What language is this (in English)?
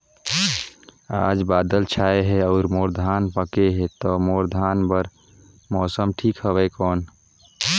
Chhattisgarhi